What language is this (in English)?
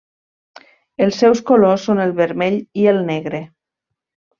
Catalan